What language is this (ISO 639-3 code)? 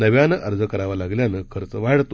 mar